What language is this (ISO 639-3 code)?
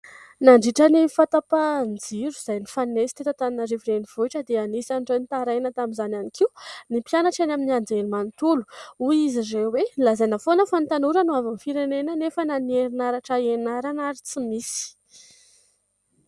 mlg